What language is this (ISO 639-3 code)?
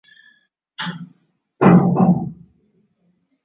swa